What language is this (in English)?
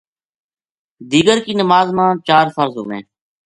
Gujari